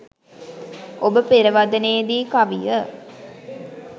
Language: Sinhala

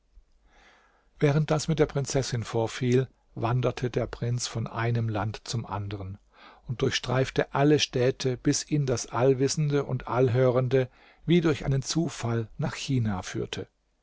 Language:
German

